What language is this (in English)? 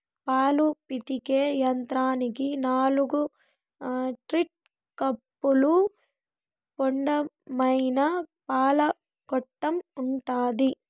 Telugu